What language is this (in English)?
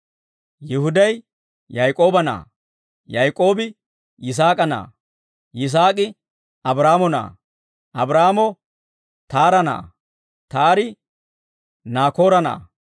Dawro